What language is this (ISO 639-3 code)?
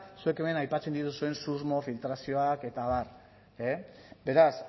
eus